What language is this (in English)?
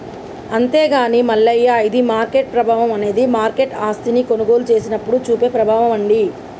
Telugu